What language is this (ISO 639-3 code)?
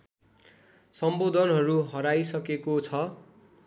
nep